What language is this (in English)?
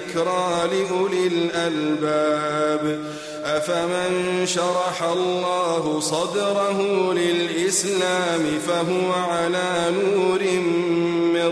Arabic